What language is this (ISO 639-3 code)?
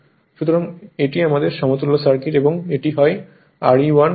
ben